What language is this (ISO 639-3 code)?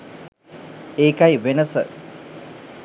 sin